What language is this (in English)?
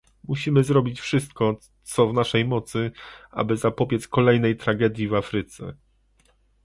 Polish